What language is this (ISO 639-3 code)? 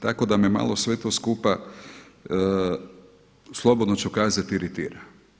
hrv